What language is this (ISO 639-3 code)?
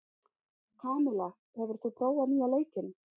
isl